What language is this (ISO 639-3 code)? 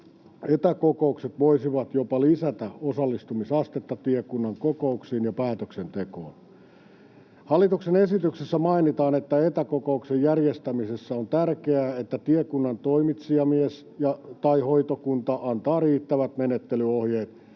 fin